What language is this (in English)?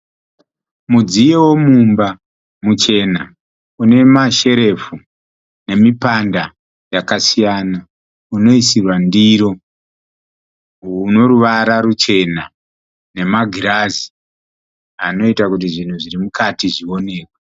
Shona